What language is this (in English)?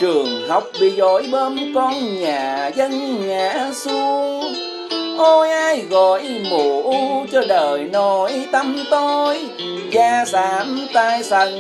Vietnamese